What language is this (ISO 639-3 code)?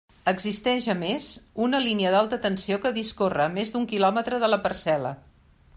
cat